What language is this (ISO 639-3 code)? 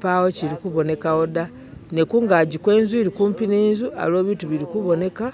myx